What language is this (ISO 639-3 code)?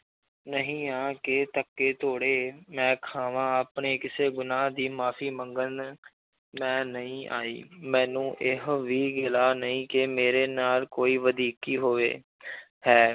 pan